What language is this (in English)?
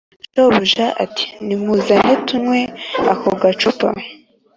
Kinyarwanda